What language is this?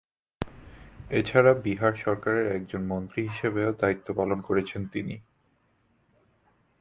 Bangla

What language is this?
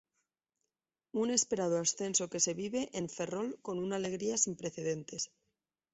Spanish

